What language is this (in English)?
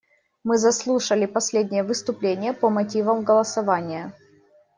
Russian